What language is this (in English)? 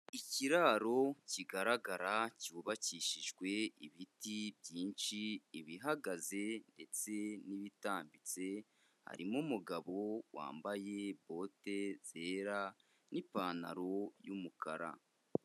Kinyarwanda